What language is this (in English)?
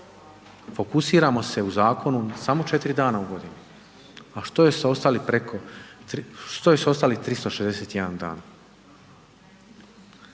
Croatian